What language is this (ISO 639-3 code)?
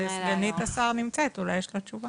heb